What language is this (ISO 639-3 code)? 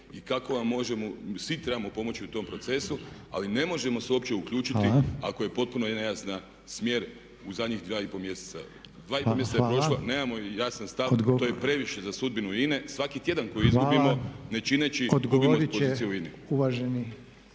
hrv